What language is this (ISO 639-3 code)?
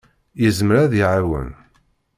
kab